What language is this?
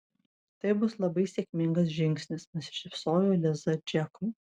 Lithuanian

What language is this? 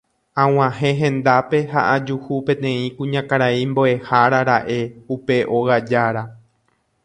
Guarani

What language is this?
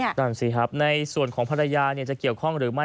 Thai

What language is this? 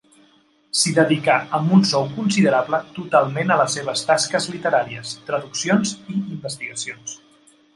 Catalan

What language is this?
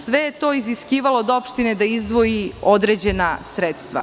Serbian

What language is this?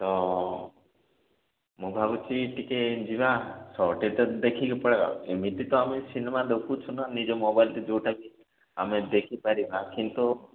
Odia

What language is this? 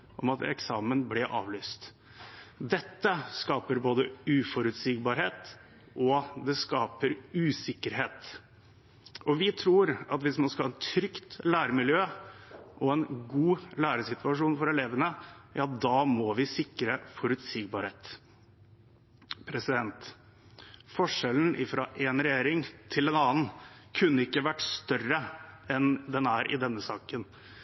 Norwegian Bokmål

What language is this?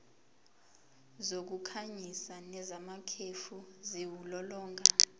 Zulu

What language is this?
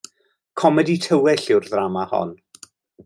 Welsh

